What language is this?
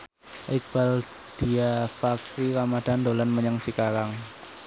Javanese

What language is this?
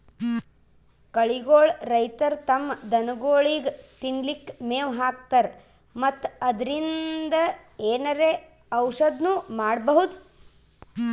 Kannada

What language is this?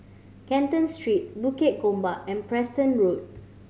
English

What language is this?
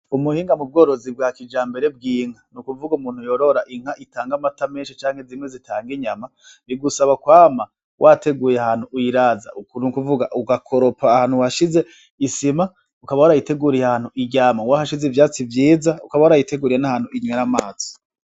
Rundi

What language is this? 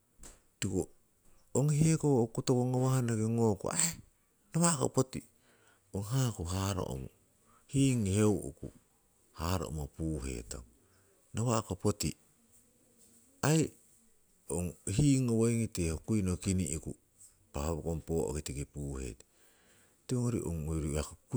Siwai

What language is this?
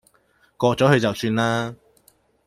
Cantonese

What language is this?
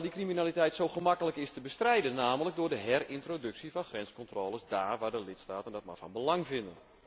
Dutch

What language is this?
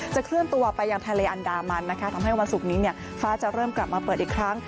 Thai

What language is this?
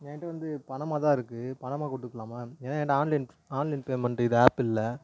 Tamil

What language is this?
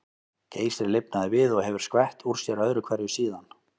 Icelandic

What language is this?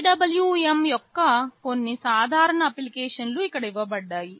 Telugu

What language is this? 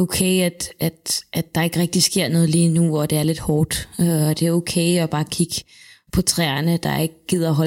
Danish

